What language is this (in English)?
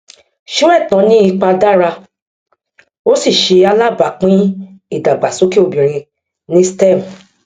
Yoruba